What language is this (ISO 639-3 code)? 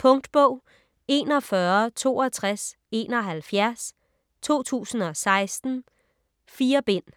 dan